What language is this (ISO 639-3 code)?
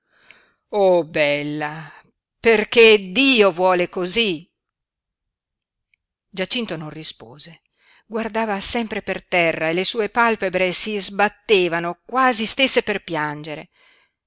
ita